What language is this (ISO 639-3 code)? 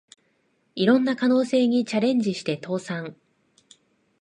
jpn